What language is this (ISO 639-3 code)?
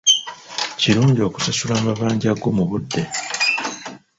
lug